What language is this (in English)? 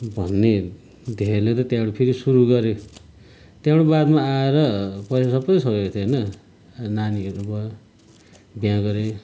Nepali